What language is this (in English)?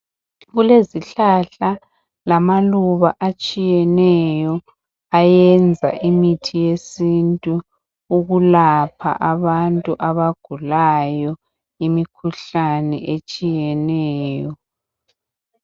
North Ndebele